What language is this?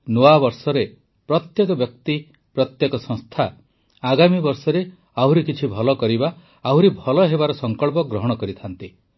Odia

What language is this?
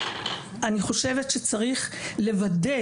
Hebrew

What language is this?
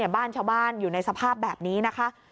Thai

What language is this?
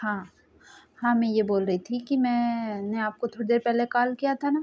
Hindi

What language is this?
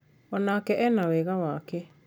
Kikuyu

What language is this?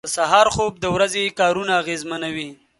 Pashto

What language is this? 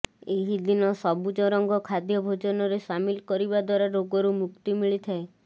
Odia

